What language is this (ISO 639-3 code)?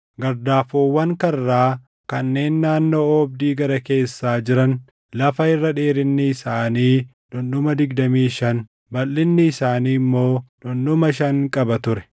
orm